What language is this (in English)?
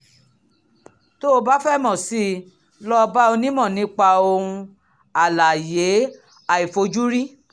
Yoruba